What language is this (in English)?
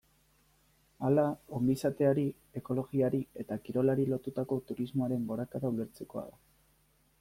Basque